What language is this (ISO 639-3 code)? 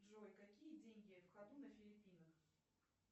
rus